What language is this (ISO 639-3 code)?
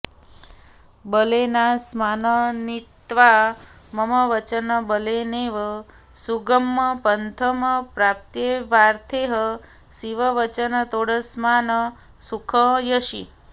san